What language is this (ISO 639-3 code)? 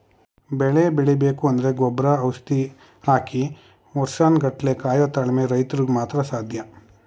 kan